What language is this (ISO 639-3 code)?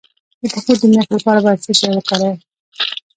pus